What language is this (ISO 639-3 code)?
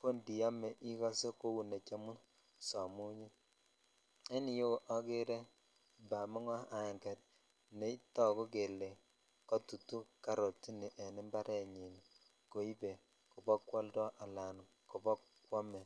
kln